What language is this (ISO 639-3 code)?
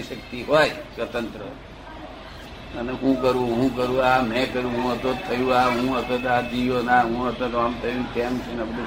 guj